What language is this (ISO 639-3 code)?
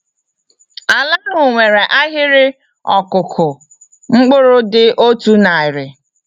ibo